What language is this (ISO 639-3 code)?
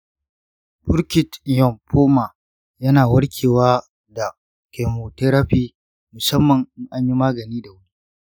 hau